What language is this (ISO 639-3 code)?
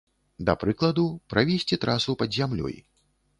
bel